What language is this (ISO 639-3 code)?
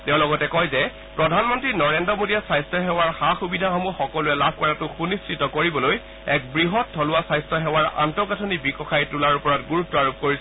asm